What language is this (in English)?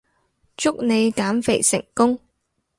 Cantonese